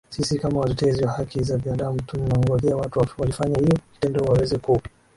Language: Swahili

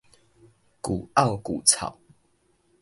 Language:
Min Nan Chinese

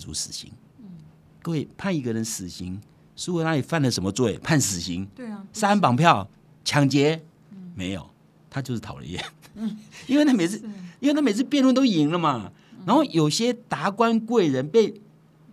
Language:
Chinese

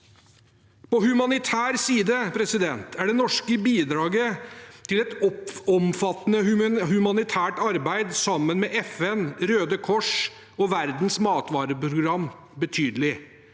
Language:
Norwegian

